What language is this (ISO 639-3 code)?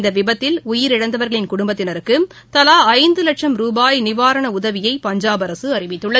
tam